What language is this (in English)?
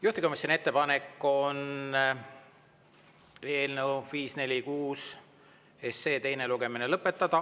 Estonian